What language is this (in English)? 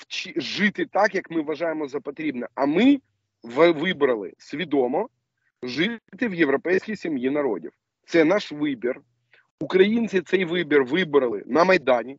Ukrainian